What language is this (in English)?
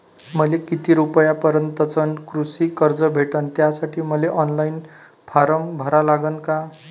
Marathi